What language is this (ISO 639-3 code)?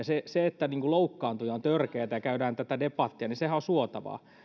fin